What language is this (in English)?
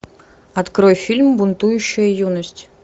Russian